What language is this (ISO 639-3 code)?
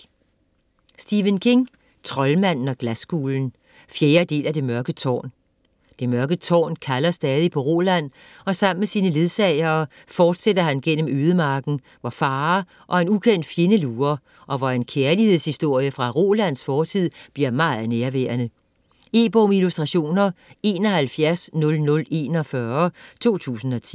dan